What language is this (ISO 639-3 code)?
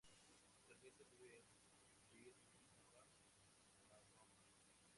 spa